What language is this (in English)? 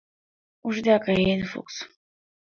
Mari